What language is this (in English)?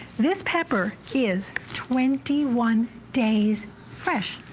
English